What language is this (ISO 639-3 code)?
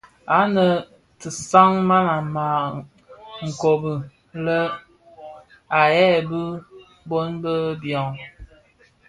ksf